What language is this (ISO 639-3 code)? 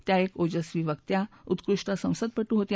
mar